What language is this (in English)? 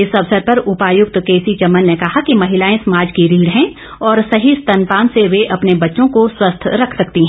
Hindi